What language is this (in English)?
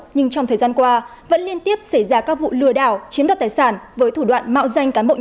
Vietnamese